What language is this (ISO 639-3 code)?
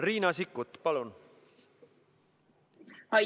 est